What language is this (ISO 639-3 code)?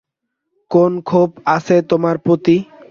ben